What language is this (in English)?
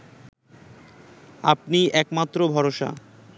Bangla